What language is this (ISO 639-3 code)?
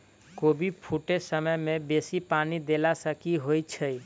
mai